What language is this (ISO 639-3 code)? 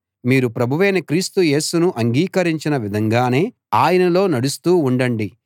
tel